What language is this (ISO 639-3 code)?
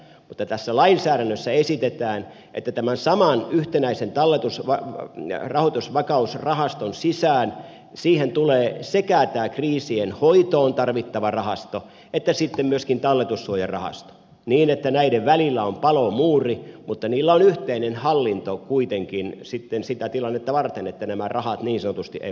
fin